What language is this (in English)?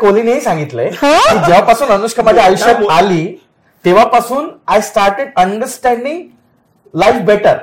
Marathi